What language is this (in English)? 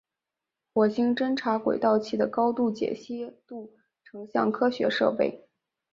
Chinese